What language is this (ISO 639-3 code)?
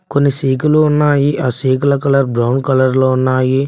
tel